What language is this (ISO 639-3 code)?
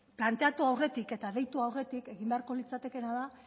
eus